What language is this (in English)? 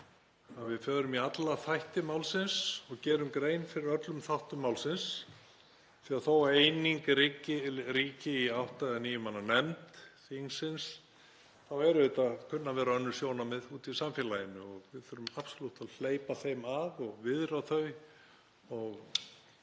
Icelandic